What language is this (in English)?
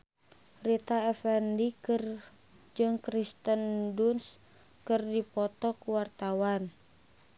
Sundanese